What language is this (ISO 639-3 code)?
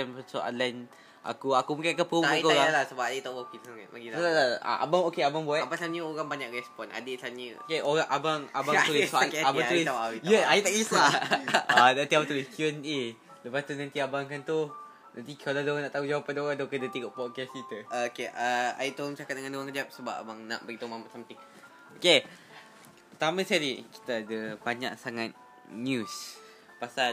msa